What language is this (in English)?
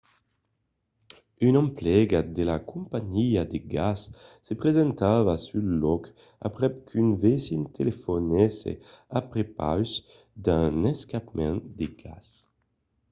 Occitan